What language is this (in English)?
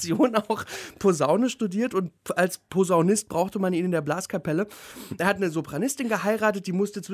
German